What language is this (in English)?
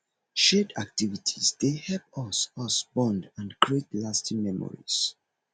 Nigerian Pidgin